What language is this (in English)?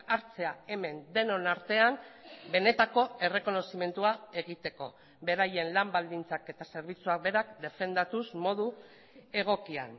Basque